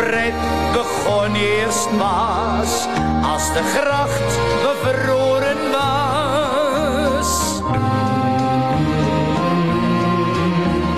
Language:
Dutch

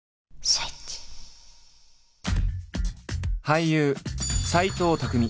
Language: Japanese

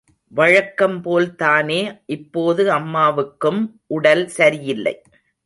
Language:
Tamil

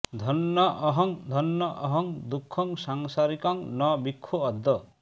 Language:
Bangla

